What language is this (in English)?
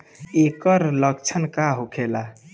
Bhojpuri